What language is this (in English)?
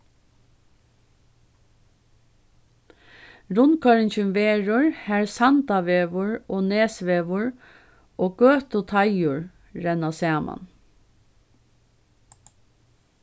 Faroese